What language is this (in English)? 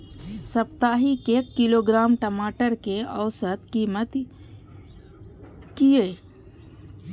Maithili